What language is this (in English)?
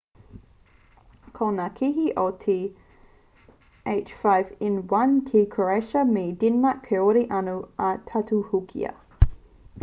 Māori